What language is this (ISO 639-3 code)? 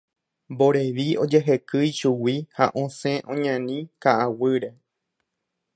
grn